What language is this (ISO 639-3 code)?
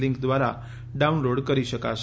guj